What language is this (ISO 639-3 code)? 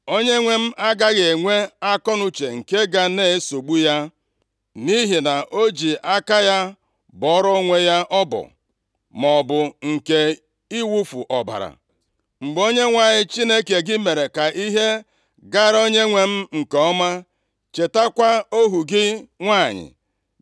ibo